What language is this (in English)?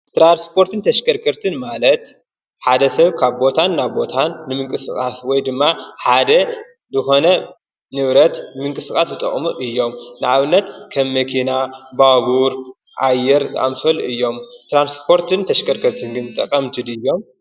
Tigrinya